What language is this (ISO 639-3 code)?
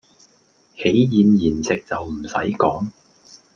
yue